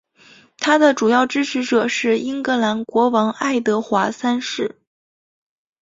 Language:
Chinese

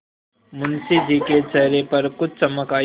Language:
Hindi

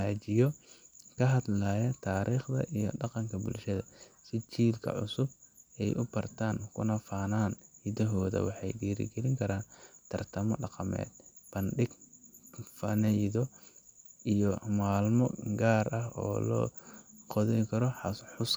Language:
Somali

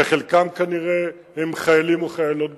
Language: Hebrew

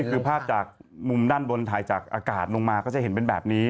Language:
Thai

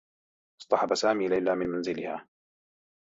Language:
Arabic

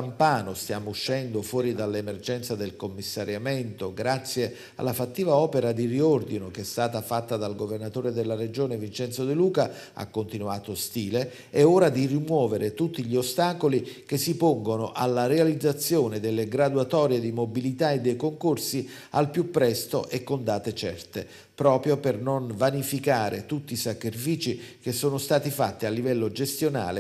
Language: Italian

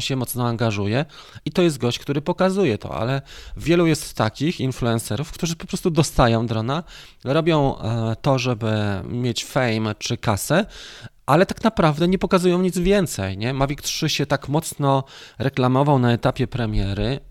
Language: Polish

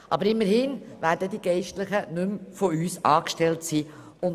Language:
Swiss German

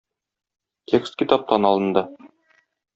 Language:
Tatar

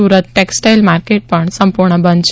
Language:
Gujarati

